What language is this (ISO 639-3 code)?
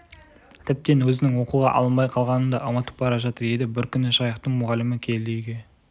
kaz